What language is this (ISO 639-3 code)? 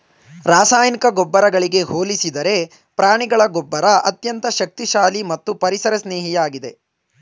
kan